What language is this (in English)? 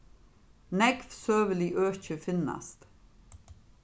Faroese